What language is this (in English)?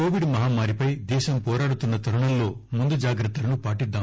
Telugu